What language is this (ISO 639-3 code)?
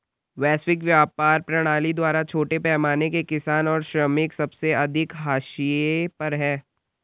hin